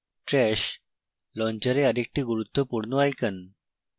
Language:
Bangla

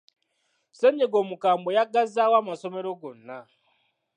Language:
Ganda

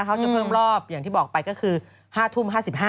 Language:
Thai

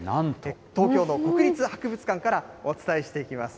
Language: Japanese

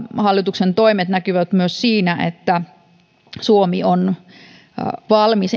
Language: Finnish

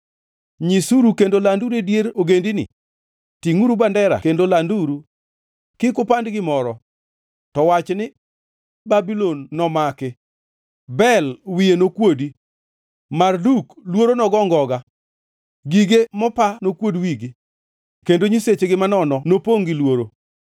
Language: Luo (Kenya and Tanzania)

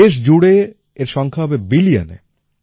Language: Bangla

